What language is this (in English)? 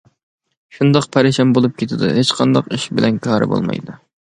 Uyghur